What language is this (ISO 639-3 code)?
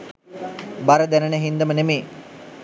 sin